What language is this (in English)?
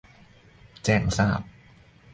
Thai